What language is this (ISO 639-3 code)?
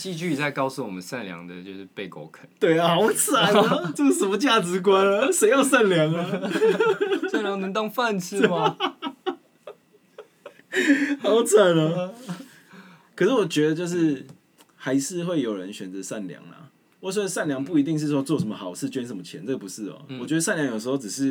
zho